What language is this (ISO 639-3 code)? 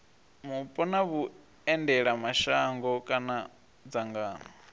ven